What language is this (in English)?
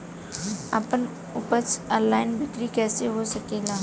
Bhojpuri